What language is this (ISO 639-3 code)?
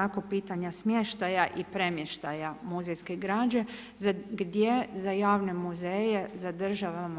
hrv